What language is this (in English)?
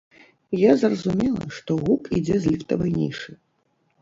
Belarusian